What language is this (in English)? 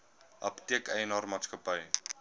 Afrikaans